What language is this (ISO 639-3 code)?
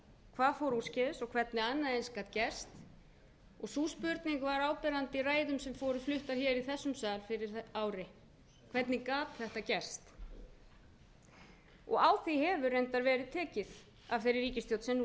isl